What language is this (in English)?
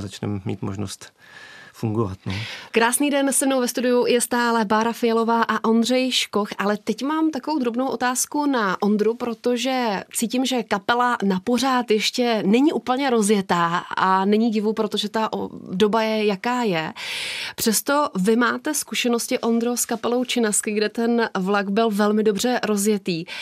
Czech